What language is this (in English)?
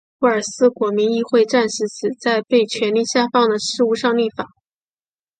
Chinese